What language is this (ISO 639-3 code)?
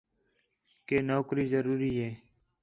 xhe